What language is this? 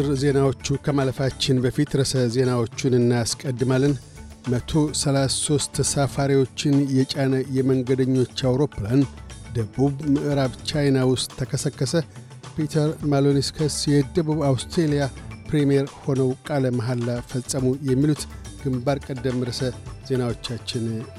Amharic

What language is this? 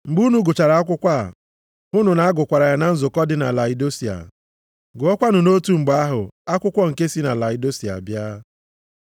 Igbo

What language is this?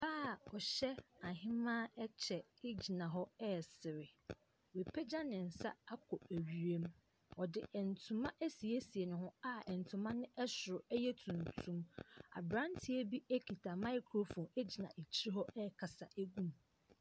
Akan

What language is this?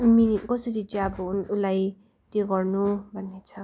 Nepali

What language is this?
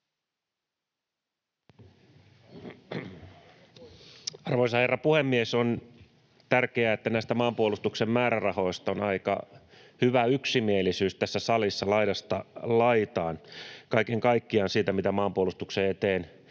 Finnish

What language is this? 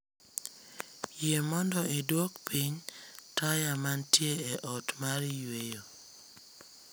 Luo (Kenya and Tanzania)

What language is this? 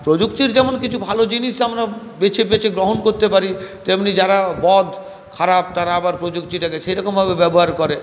Bangla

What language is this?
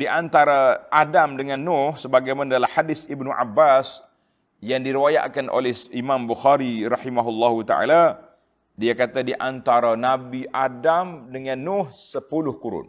Malay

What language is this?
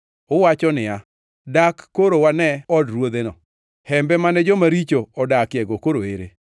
Luo (Kenya and Tanzania)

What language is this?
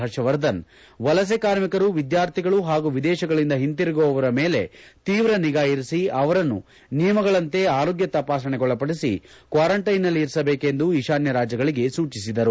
Kannada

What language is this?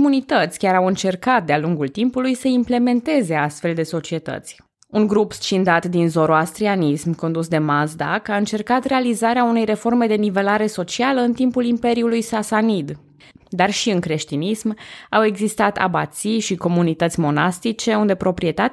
Romanian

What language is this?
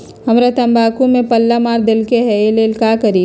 Magahi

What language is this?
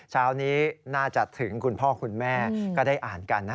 Thai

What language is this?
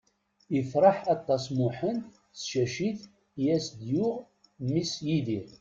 Kabyle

